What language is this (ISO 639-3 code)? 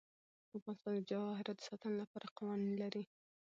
pus